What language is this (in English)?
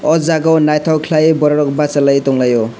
Kok Borok